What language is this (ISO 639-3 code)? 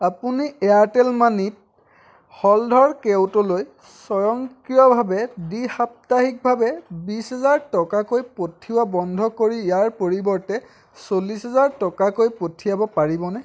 asm